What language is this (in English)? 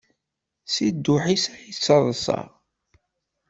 Kabyle